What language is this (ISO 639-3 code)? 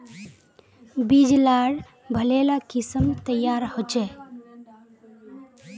mag